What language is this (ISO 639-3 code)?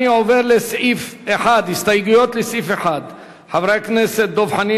heb